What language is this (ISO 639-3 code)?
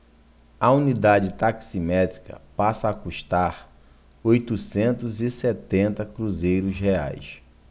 por